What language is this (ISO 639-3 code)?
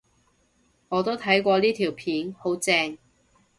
yue